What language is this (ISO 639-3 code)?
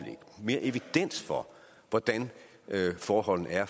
dan